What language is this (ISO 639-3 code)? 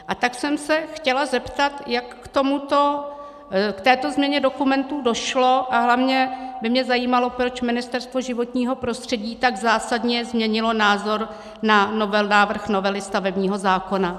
ces